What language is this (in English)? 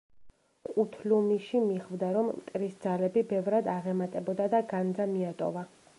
Georgian